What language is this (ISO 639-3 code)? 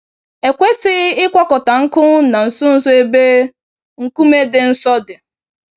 ibo